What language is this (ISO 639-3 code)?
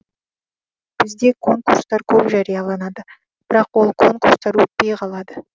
kaz